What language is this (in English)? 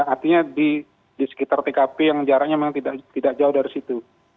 Indonesian